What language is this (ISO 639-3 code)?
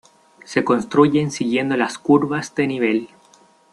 spa